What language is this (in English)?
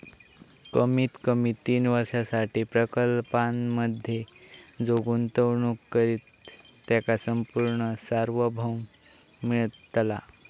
Marathi